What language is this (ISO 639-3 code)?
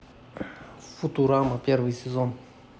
rus